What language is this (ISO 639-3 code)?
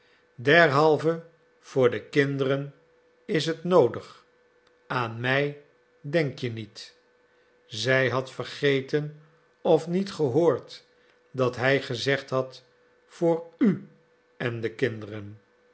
nld